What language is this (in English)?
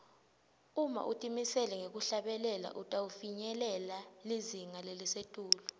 Swati